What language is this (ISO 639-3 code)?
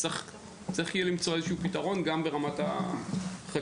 heb